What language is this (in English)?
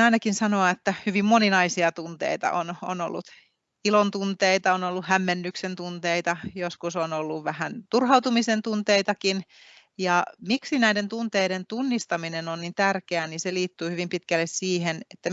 Finnish